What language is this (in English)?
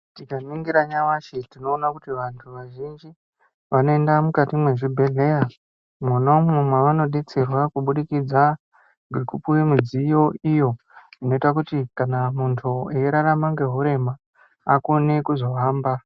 Ndau